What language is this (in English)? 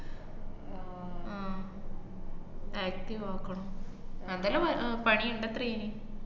Malayalam